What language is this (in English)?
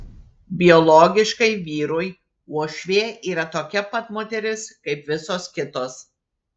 Lithuanian